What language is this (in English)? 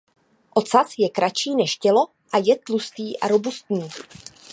Czech